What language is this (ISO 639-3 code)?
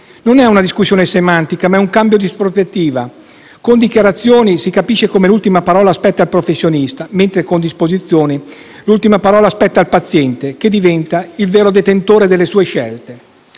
ita